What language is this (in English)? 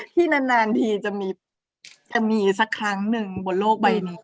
Thai